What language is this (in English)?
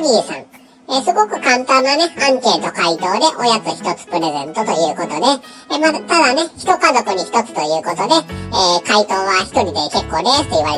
Japanese